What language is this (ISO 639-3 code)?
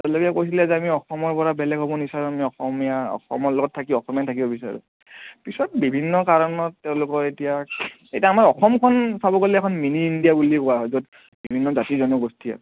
asm